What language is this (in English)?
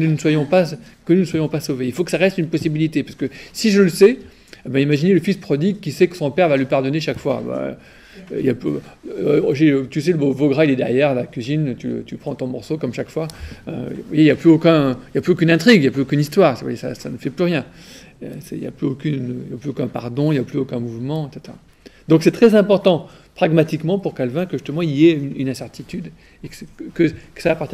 French